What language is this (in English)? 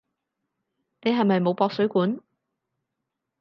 Cantonese